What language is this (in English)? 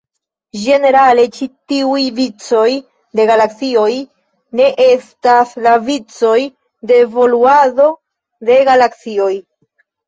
Esperanto